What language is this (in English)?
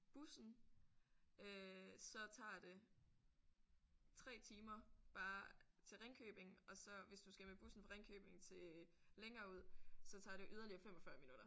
Danish